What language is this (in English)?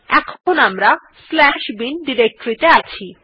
Bangla